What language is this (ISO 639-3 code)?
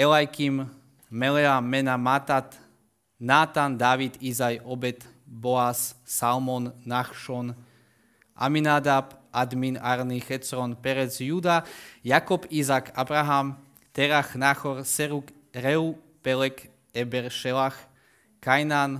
slk